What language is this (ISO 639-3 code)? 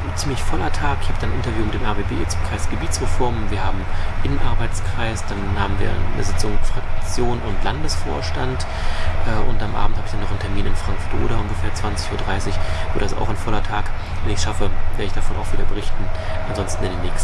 deu